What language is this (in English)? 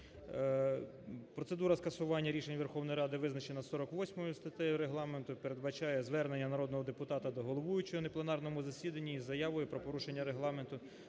Ukrainian